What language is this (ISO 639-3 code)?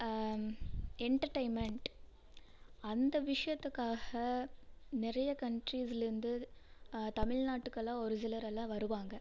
tam